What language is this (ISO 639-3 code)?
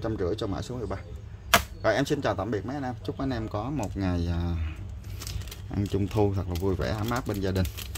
vie